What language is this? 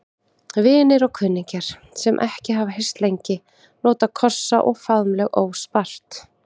Icelandic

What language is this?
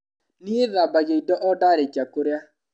Kikuyu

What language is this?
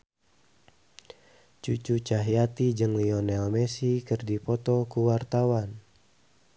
Sundanese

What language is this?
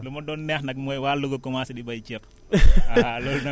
Wolof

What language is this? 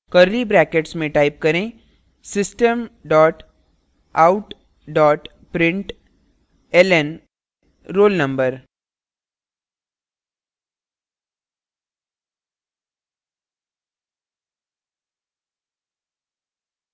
Hindi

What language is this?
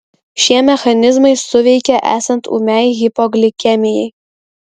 Lithuanian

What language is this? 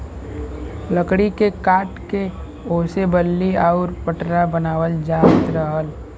Bhojpuri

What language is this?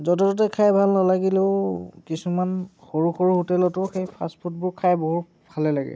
Assamese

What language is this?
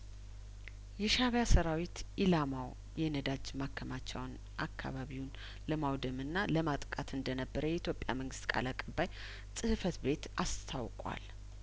Amharic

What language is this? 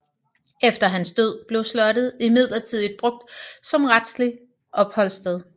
Danish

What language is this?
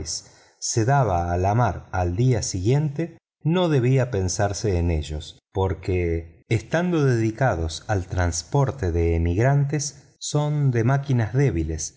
Spanish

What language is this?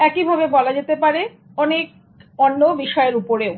Bangla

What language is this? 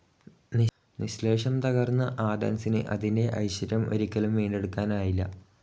Malayalam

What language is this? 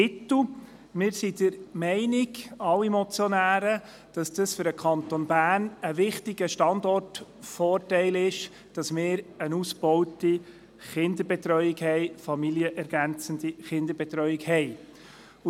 Swiss German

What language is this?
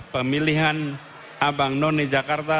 Indonesian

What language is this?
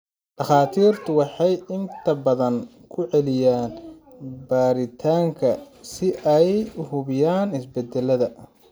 Somali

